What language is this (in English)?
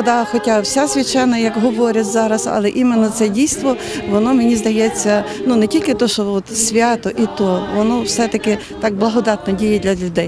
Ukrainian